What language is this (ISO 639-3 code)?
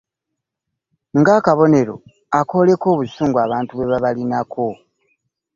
lug